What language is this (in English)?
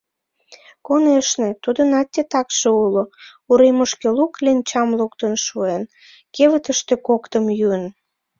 Mari